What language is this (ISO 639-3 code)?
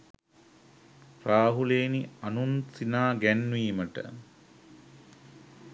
sin